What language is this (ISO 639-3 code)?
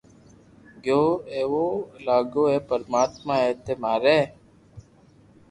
lrk